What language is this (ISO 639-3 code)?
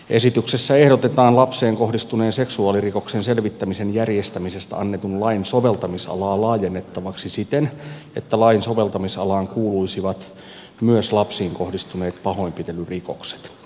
fin